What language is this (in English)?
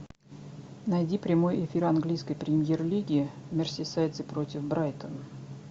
Russian